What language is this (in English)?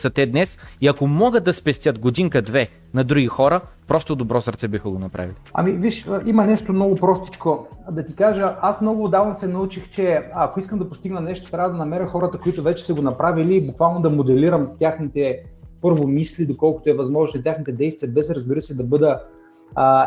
Bulgarian